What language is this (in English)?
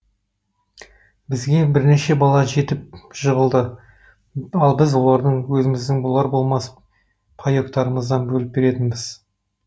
Kazakh